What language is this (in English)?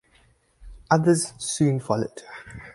English